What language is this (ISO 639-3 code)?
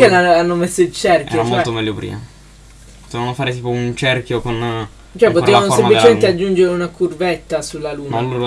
ita